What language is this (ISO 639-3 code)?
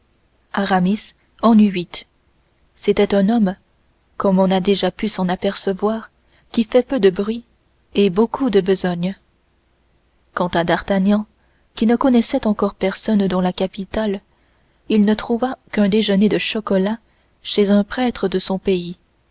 fra